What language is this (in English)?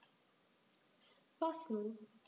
German